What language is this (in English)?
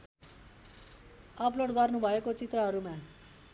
Nepali